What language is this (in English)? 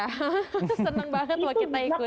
Indonesian